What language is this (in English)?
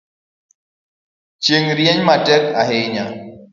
Luo (Kenya and Tanzania)